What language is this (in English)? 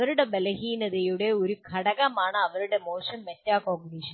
Malayalam